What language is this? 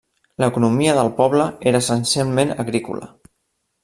Catalan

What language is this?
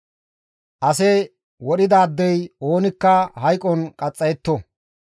Gamo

